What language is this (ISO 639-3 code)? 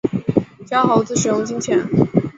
zho